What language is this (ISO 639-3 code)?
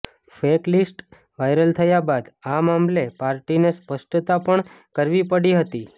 guj